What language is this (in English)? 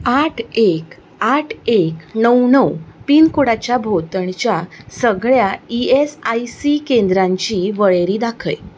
Konkani